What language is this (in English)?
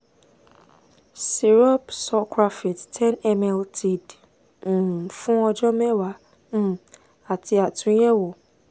Yoruba